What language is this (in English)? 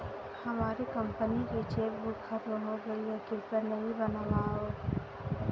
Hindi